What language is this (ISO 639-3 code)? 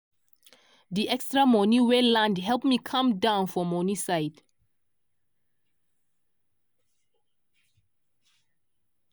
pcm